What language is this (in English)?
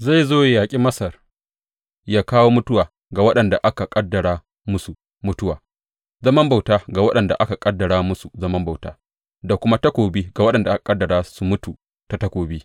Hausa